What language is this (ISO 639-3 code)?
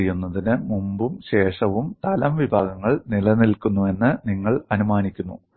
mal